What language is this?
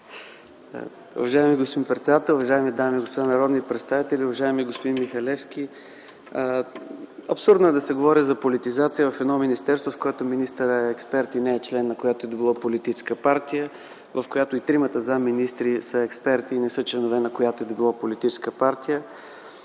Bulgarian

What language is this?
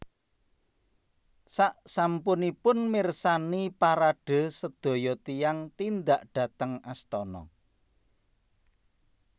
Javanese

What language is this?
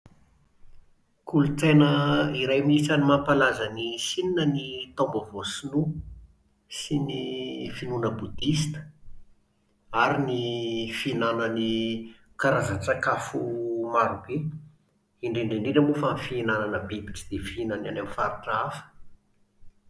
Malagasy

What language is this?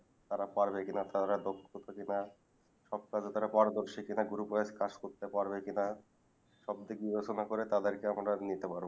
Bangla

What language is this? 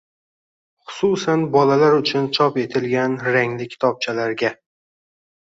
Uzbek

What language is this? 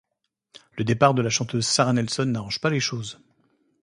French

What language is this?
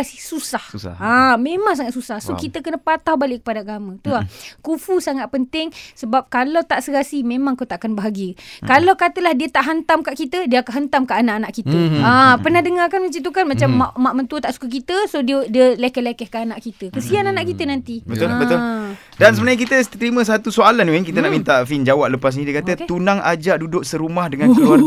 Malay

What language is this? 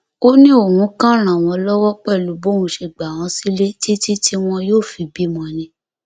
Yoruba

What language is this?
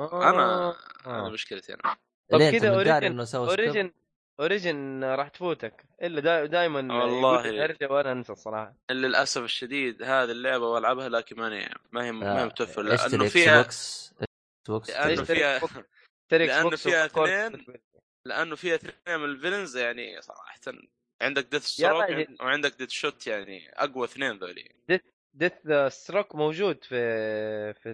Arabic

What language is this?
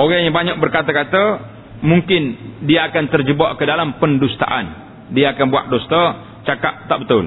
Malay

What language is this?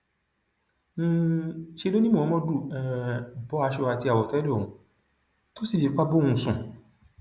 Yoruba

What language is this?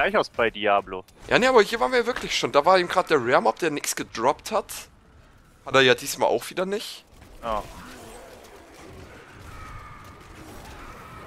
German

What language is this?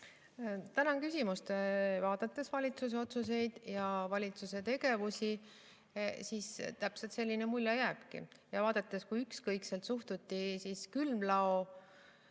Estonian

